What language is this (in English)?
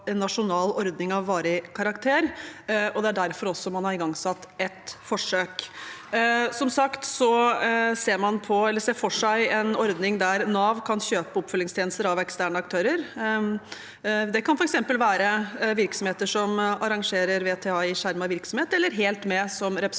Norwegian